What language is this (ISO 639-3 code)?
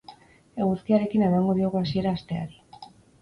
eus